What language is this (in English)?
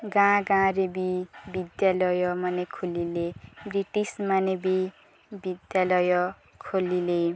Odia